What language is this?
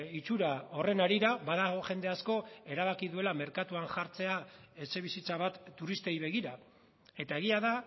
Basque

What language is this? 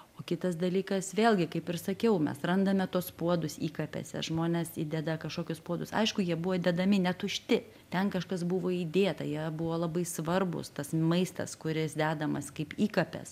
Lithuanian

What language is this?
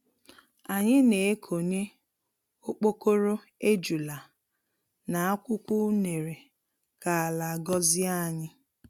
Igbo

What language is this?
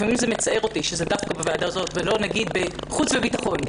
Hebrew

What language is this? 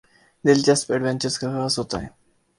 Urdu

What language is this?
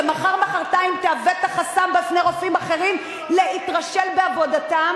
Hebrew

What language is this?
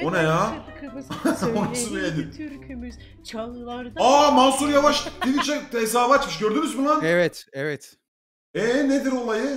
Turkish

